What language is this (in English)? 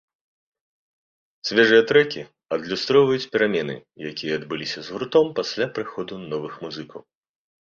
Belarusian